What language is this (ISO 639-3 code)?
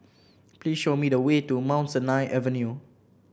eng